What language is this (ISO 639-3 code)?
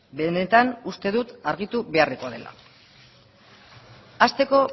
eus